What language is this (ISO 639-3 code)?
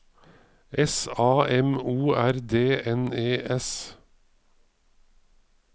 nor